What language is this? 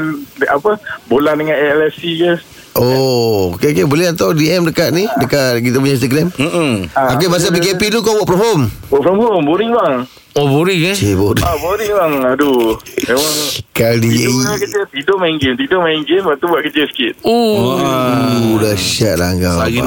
Malay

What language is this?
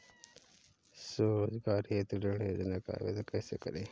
Hindi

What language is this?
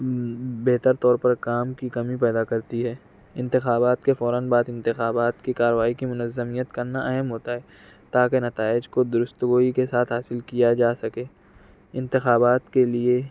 Urdu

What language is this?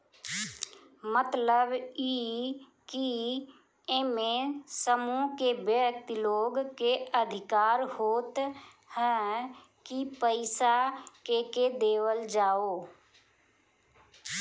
Bhojpuri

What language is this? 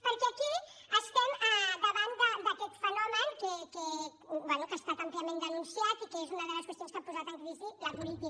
Catalan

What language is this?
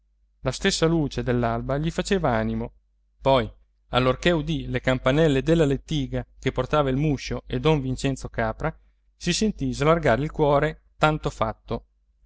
Italian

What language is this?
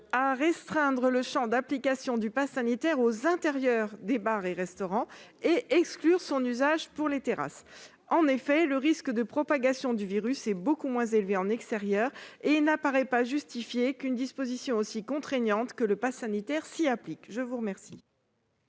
French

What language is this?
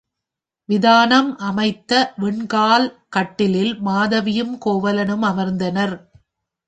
Tamil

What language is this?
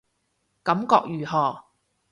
Cantonese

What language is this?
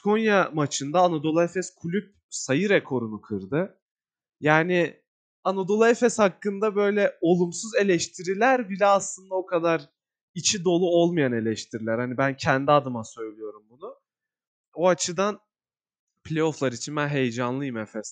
Turkish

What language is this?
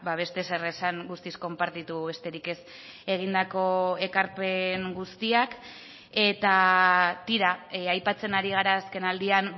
Basque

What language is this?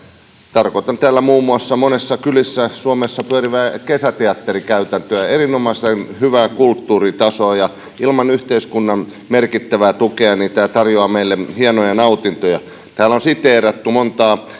Finnish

